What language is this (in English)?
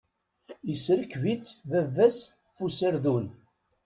Kabyle